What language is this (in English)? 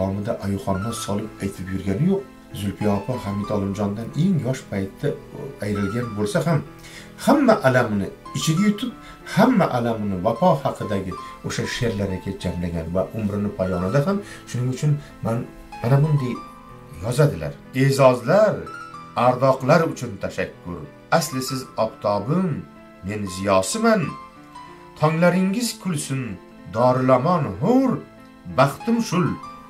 Turkish